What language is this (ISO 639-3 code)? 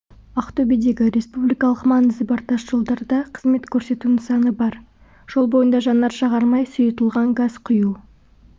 kaz